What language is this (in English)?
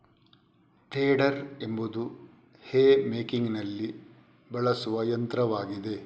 Kannada